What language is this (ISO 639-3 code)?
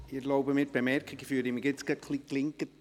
gsw